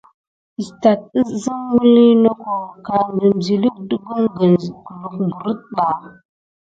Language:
Gidar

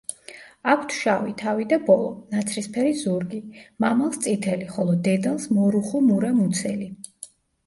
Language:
Georgian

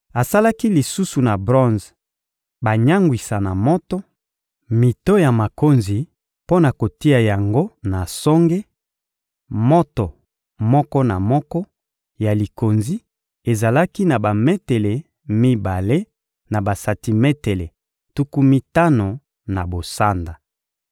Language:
Lingala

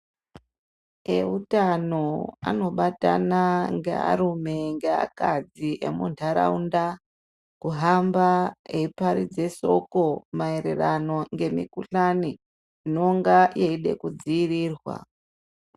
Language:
Ndau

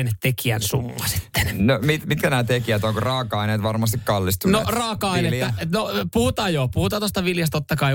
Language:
Finnish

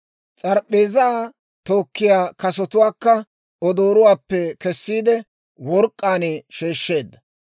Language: Dawro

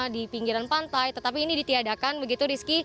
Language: Indonesian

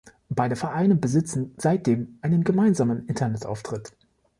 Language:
German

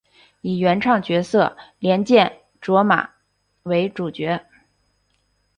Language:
Chinese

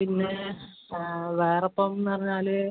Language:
Malayalam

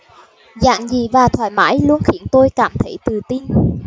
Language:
Vietnamese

